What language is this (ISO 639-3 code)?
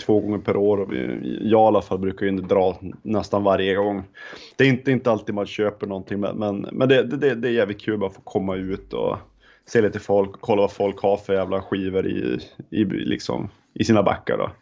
swe